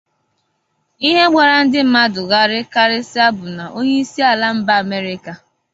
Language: Igbo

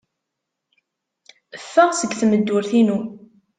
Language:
Kabyle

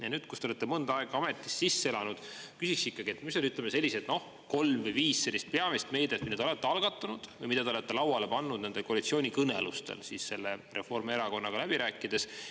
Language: Estonian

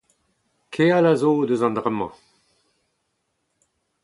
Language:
Breton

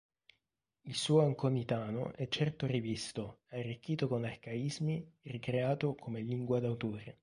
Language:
Italian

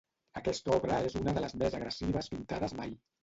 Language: Catalan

